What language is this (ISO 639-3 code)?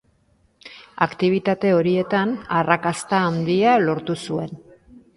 eus